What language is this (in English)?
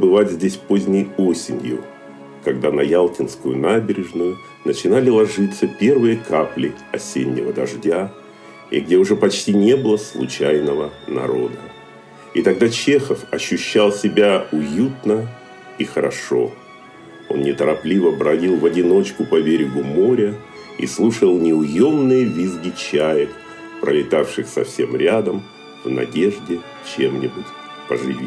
Russian